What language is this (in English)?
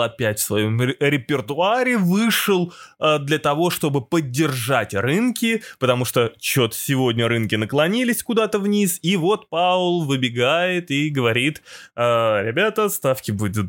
Russian